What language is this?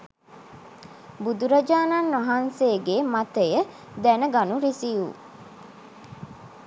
Sinhala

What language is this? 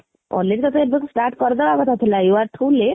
Odia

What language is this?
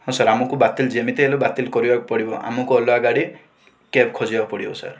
Odia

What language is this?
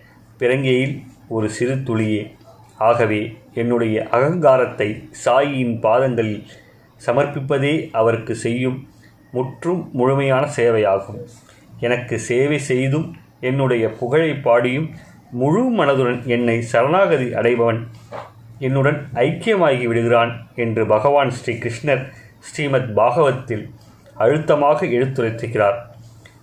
Tamil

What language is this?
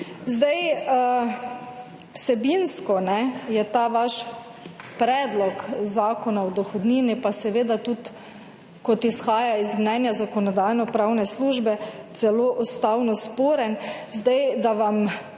Slovenian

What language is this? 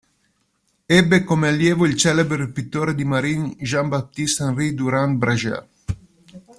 Italian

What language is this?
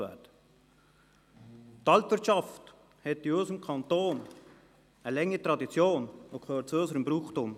Swiss German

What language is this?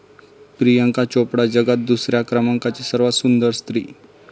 Marathi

